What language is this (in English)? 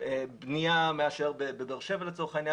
Hebrew